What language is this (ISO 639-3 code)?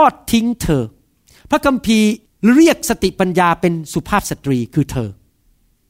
tha